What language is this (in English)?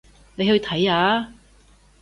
Cantonese